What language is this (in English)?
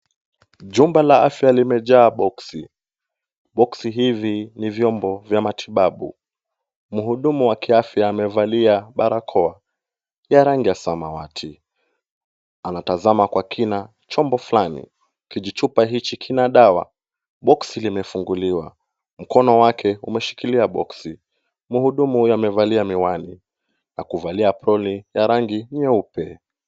Swahili